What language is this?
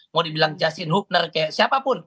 Indonesian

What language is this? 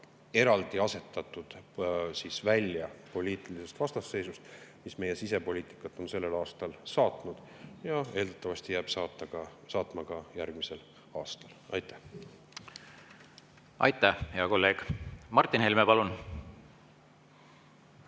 Estonian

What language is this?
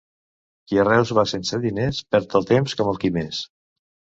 Catalan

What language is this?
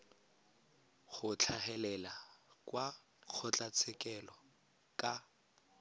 Tswana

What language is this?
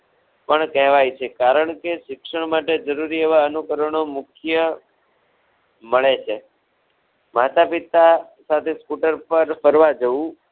Gujarati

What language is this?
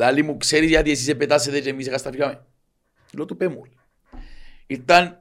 Greek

